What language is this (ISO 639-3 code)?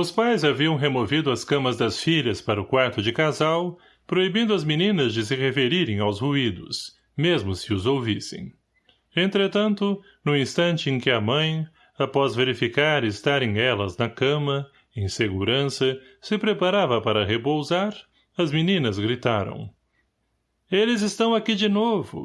por